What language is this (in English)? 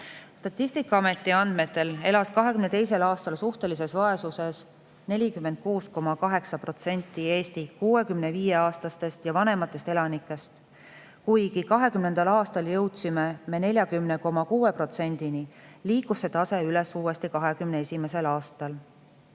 Estonian